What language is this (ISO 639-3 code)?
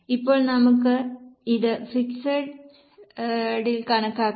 mal